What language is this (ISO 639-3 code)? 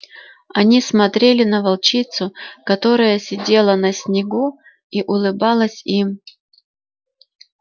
rus